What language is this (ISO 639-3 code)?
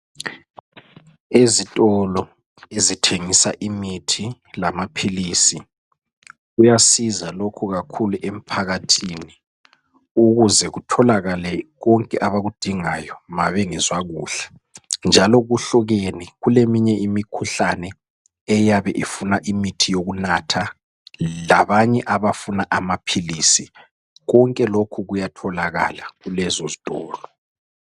nde